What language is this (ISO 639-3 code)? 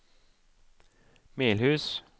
nor